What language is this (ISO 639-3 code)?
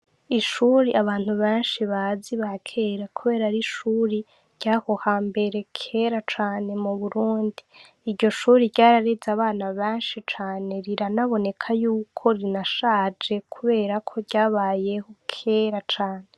run